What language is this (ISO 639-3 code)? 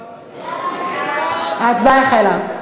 heb